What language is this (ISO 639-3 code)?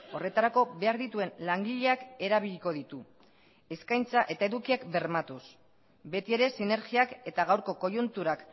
eus